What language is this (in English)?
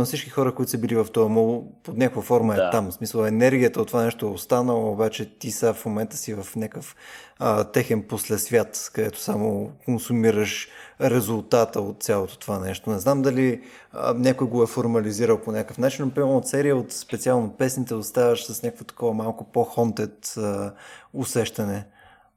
Bulgarian